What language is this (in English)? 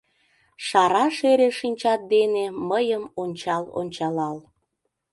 Mari